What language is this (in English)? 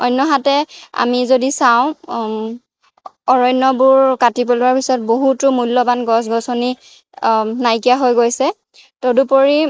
Assamese